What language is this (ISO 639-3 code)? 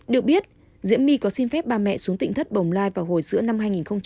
vie